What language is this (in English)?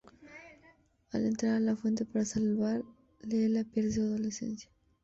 Spanish